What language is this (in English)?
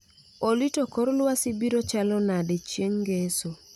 Luo (Kenya and Tanzania)